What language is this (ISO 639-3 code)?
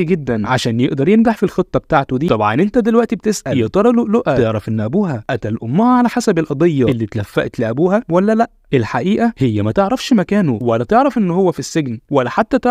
ara